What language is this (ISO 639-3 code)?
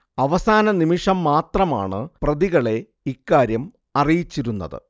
mal